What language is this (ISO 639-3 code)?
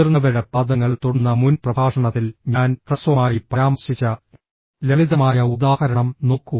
mal